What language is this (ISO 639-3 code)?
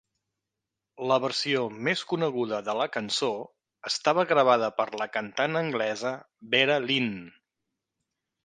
cat